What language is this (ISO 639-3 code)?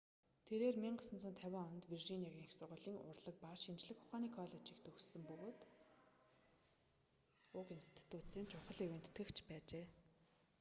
mon